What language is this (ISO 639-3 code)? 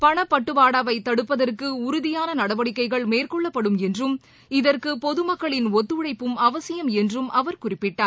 tam